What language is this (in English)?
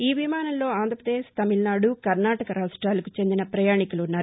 Telugu